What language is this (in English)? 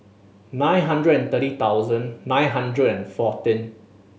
English